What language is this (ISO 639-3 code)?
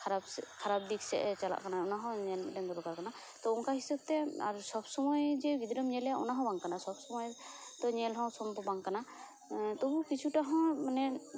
sat